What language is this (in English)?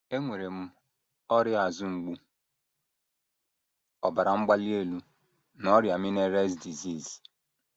Igbo